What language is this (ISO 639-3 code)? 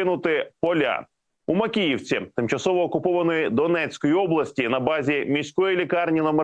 ukr